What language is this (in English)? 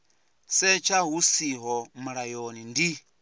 Venda